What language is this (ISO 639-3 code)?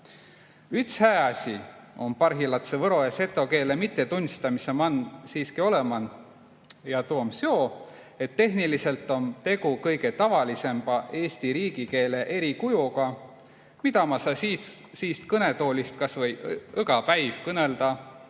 est